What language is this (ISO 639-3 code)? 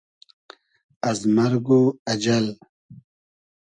haz